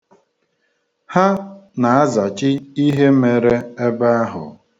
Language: Igbo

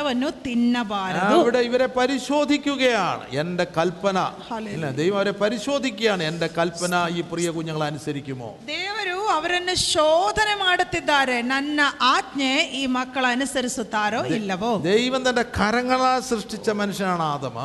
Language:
Malayalam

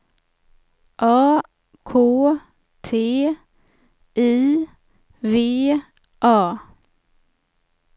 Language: Swedish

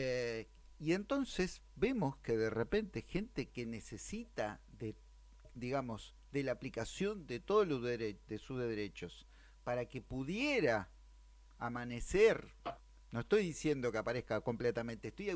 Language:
Spanish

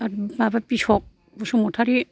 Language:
Bodo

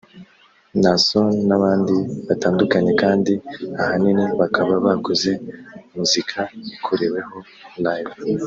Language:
Kinyarwanda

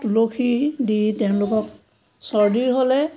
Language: Assamese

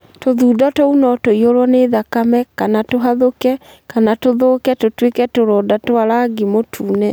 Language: Kikuyu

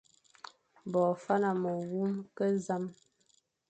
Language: Fang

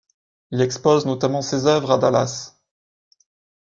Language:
French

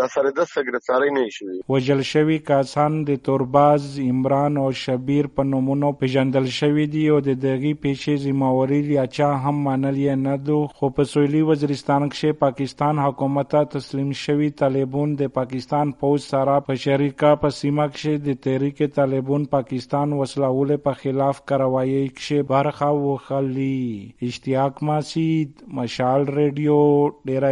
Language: Urdu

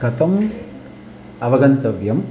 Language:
Sanskrit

